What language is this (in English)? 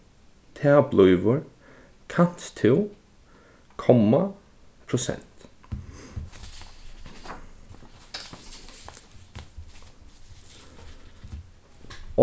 Faroese